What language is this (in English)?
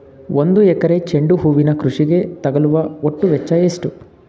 Kannada